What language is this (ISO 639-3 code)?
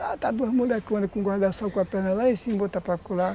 por